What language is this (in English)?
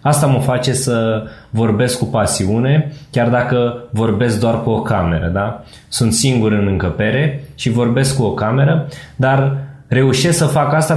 Romanian